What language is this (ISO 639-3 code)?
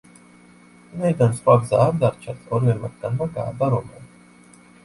kat